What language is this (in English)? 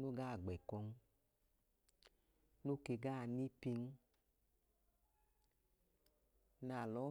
Idoma